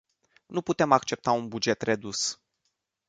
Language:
Romanian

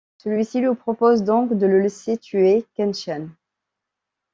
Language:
French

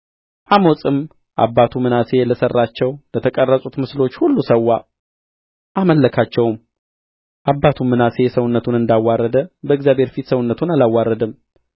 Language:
Amharic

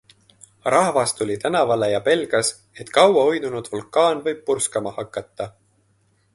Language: Estonian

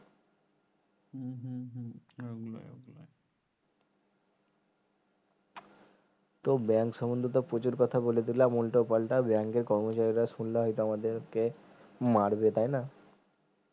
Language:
Bangla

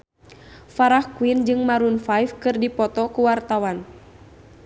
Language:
Sundanese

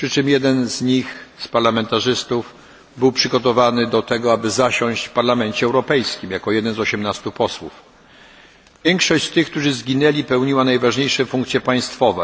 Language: Polish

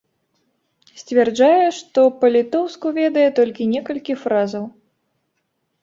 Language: Belarusian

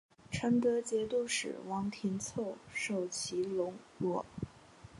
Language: Chinese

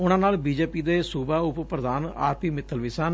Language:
Punjabi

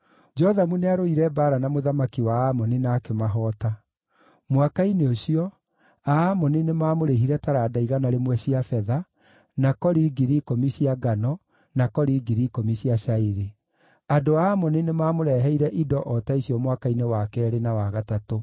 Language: Kikuyu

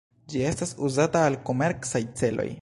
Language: Esperanto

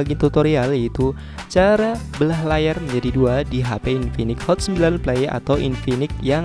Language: Indonesian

